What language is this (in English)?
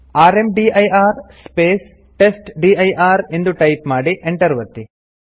Kannada